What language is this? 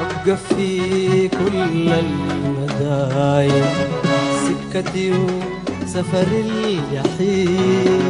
Arabic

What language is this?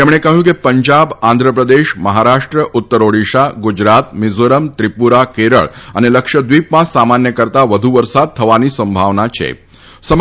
Gujarati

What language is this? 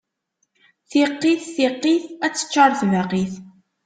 Kabyle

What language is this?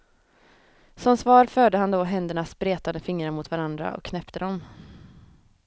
Swedish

